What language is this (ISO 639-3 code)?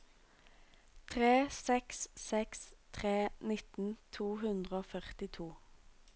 nor